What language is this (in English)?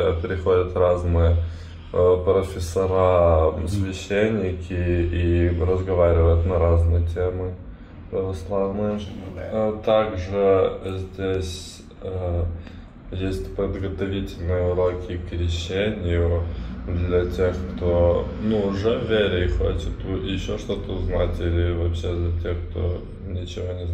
Russian